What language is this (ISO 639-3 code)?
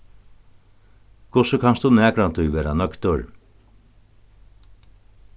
fao